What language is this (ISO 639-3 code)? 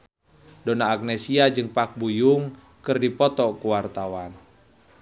sun